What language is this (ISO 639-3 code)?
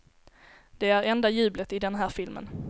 swe